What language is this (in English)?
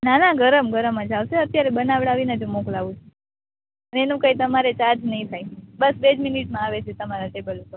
Gujarati